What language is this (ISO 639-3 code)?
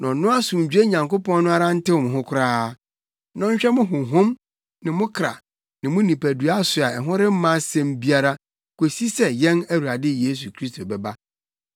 aka